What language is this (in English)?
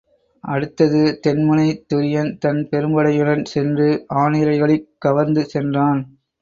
Tamil